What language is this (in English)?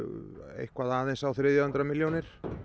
Icelandic